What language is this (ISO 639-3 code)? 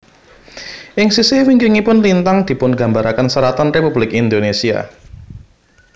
jav